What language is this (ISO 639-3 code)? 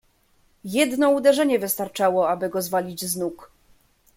pol